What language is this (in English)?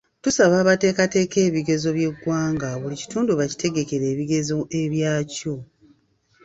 Ganda